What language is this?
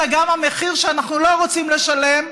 Hebrew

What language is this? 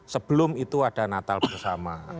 Indonesian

